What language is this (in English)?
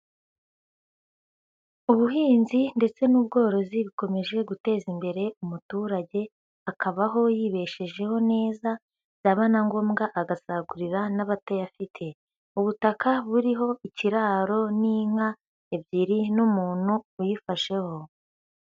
Kinyarwanda